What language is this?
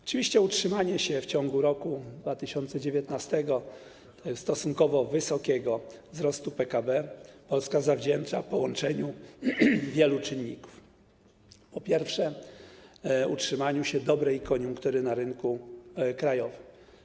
Polish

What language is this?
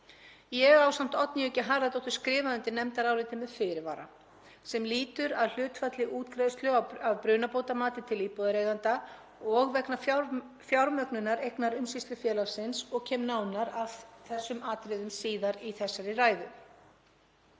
Icelandic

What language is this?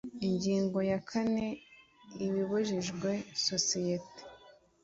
Kinyarwanda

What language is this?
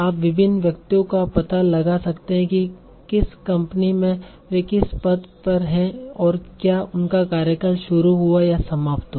Hindi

